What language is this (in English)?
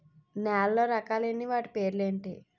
Telugu